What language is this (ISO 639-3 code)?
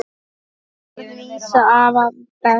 isl